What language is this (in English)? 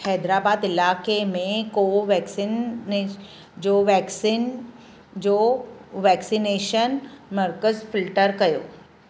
Sindhi